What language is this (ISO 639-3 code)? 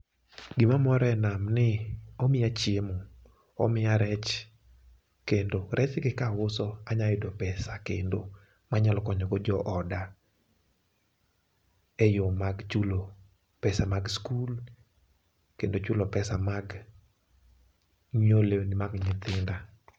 luo